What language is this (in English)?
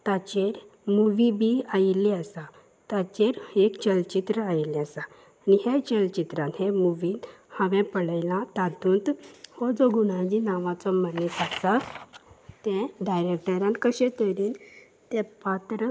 Konkani